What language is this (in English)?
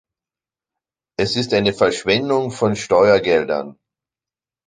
German